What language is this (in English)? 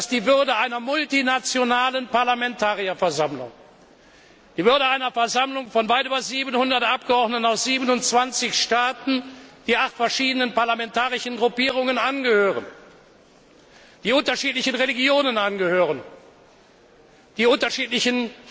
German